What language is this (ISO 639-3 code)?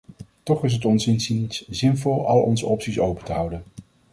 nld